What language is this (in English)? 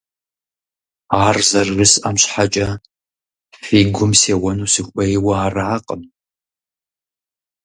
Kabardian